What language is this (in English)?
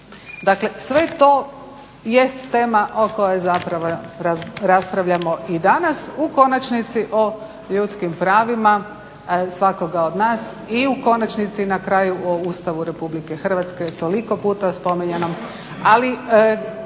Croatian